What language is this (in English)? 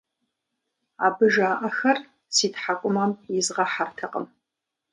Kabardian